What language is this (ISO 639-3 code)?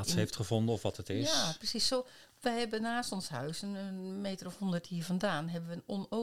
nld